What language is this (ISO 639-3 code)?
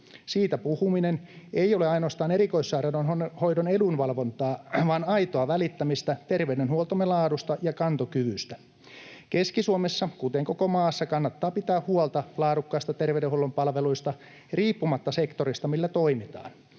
fin